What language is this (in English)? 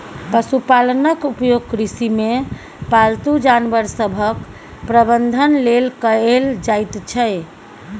Maithili